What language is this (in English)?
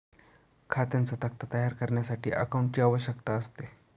Marathi